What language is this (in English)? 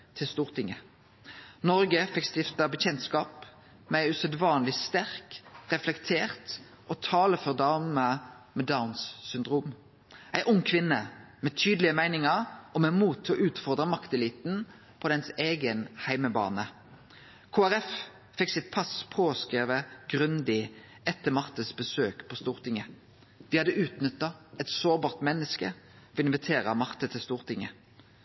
Norwegian Nynorsk